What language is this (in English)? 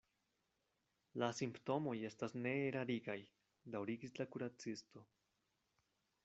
Esperanto